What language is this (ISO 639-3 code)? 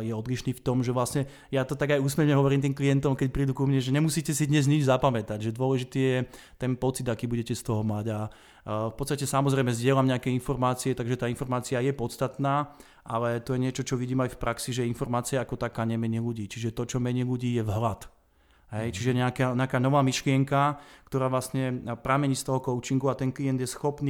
slk